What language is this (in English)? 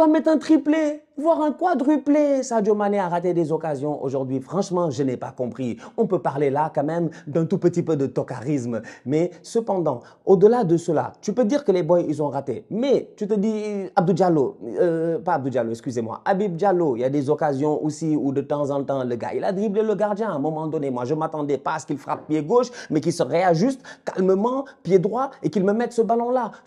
French